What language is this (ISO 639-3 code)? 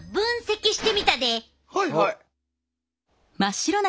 jpn